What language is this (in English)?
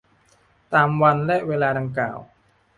Thai